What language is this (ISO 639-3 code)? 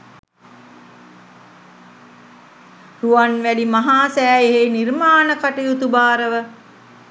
sin